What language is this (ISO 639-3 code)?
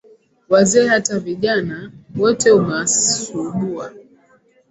swa